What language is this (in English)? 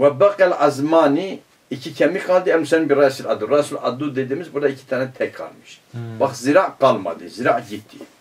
Turkish